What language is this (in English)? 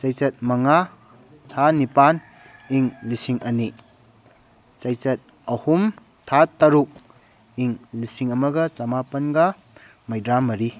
Manipuri